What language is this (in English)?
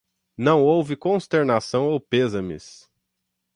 Portuguese